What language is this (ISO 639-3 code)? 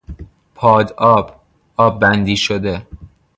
fas